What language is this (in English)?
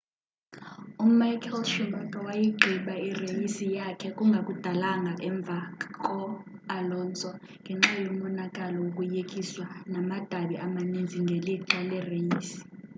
Xhosa